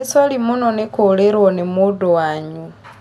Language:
Kikuyu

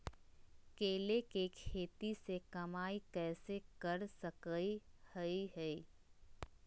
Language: Magahi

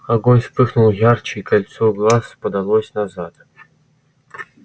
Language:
Russian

